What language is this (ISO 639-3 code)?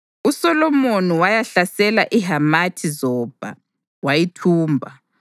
nde